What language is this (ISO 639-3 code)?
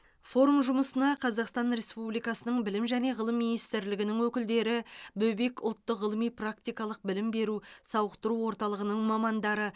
kaz